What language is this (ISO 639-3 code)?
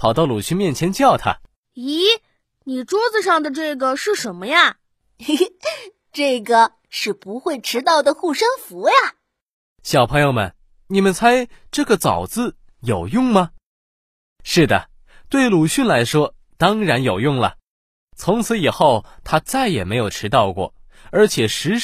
zho